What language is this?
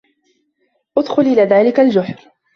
Arabic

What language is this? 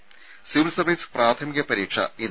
Malayalam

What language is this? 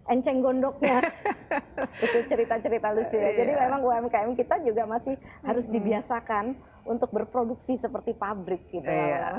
Indonesian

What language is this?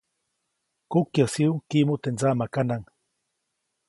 Copainalá Zoque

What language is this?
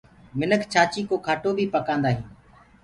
Gurgula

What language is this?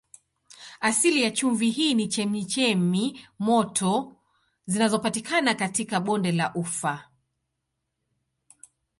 Swahili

